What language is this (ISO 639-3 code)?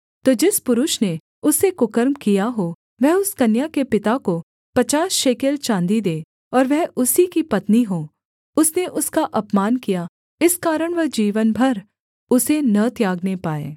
hin